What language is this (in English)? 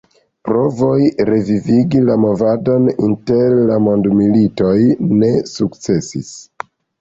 Esperanto